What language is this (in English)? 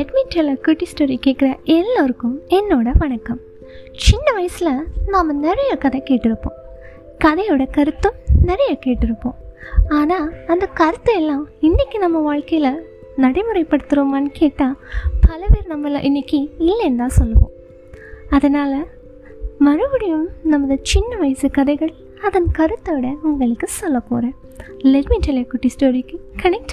Tamil